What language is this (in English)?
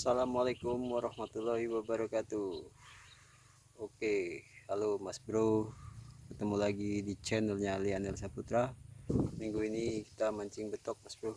Indonesian